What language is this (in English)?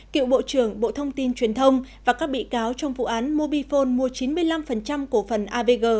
Vietnamese